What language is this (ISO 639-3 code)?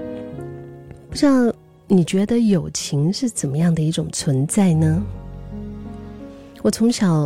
zho